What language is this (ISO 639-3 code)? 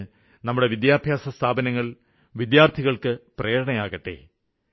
mal